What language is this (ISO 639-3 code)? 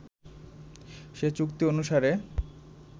ben